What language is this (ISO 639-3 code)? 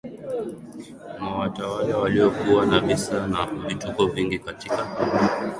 swa